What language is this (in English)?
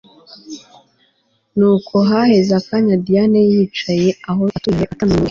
Kinyarwanda